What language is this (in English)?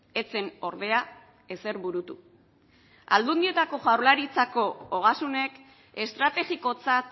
Basque